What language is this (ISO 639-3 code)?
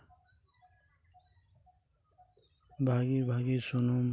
sat